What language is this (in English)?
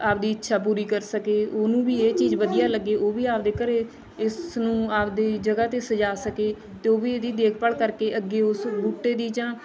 Punjabi